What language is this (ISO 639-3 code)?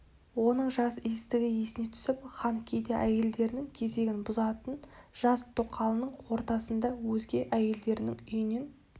kaz